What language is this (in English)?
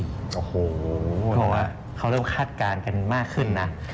Thai